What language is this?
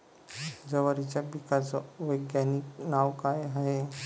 Marathi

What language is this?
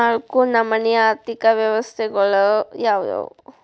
Kannada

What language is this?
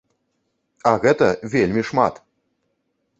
Belarusian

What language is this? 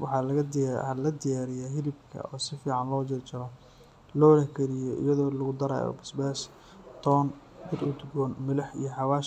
Somali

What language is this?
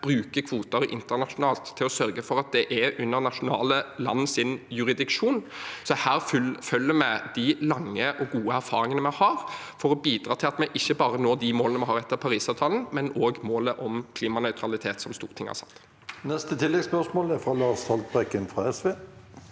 Norwegian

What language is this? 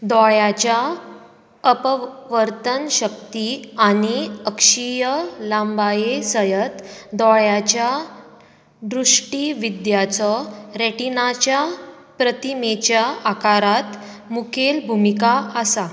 Konkani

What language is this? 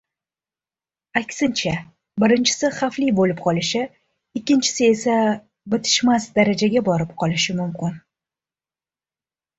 Uzbek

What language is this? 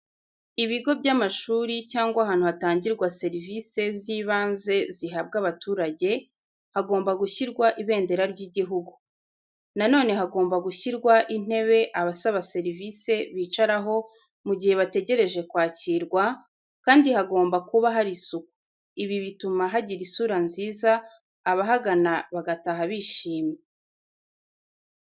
Kinyarwanda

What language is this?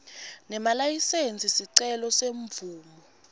Swati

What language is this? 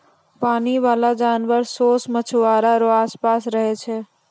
Maithili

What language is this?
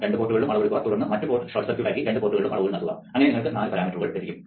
Malayalam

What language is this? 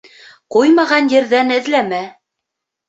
Bashkir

